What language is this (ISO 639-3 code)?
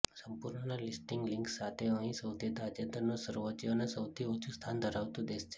guj